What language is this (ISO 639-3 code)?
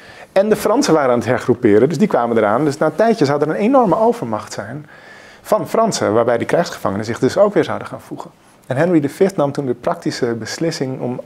nld